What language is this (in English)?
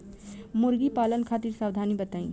Bhojpuri